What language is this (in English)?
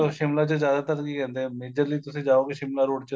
Punjabi